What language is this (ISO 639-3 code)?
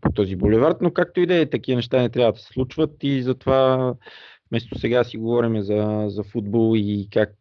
bul